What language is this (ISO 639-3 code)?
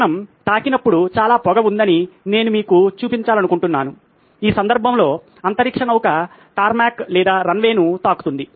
tel